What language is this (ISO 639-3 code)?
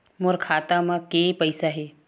hne